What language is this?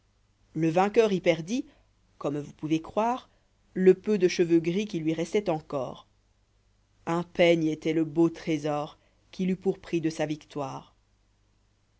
French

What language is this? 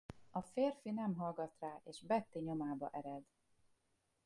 Hungarian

